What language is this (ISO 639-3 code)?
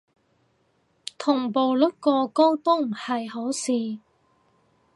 yue